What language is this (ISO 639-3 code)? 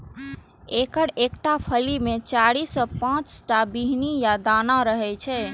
mai